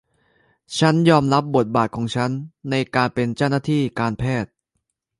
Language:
Thai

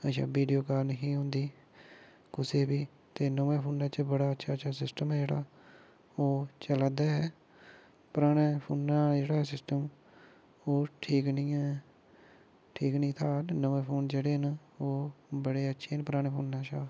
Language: Dogri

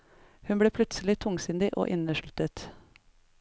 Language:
Norwegian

